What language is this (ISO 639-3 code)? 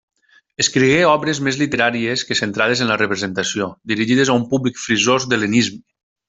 cat